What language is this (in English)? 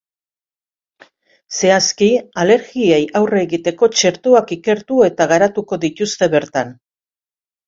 Basque